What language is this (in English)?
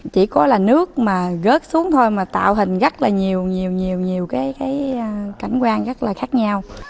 Vietnamese